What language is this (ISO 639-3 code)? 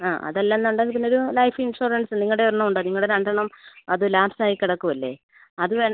mal